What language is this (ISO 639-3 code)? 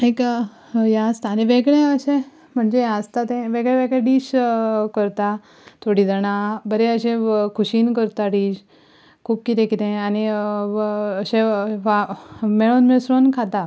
kok